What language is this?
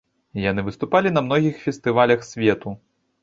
Belarusian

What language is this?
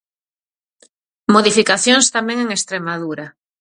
Galician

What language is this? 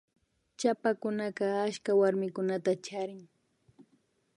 Imbabura Highland Quichua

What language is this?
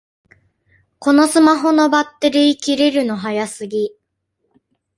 Japanese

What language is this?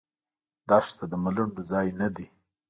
Pashto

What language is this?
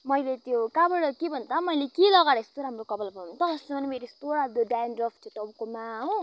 Nepali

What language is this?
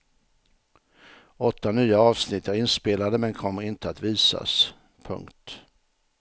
Swedish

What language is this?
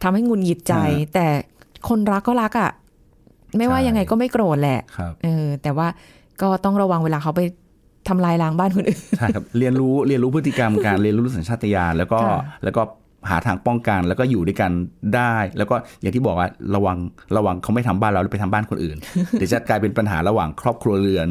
Thai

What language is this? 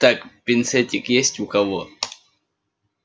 Russian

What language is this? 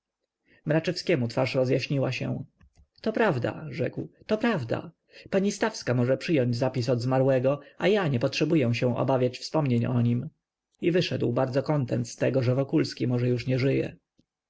Polish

